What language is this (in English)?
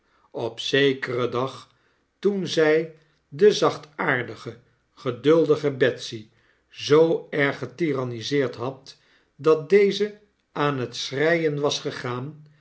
Dutch